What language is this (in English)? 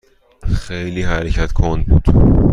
Persian